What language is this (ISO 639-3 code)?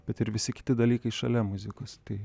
lit